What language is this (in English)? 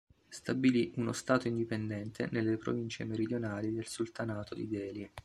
Italian